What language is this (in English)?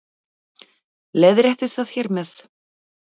Icelandic